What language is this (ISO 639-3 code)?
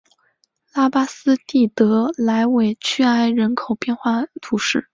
zho